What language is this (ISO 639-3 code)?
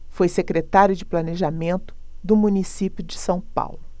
por